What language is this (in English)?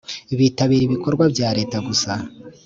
Kinyarwanda